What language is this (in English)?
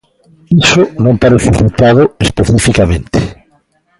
Galician